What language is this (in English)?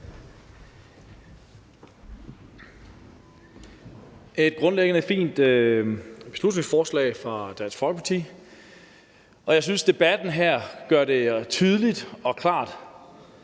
Danish